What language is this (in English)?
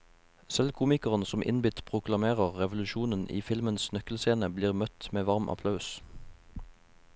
Norwegian